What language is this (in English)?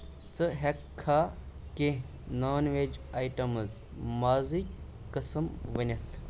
Kashmiri